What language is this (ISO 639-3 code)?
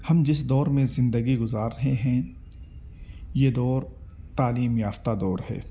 urd